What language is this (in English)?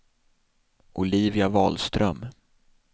Swedish